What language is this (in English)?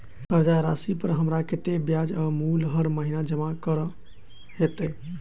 Maithili